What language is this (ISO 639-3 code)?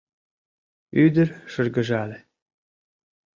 chm